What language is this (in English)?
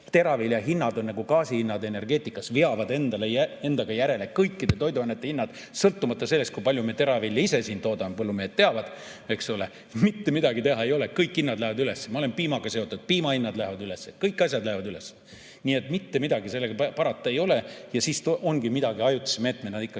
Estonian